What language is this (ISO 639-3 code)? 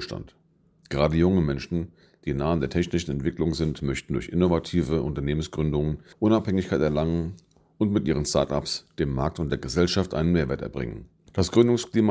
deu